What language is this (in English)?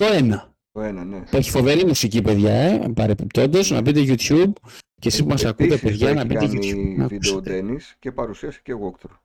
Greek